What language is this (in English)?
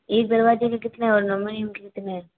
Hindi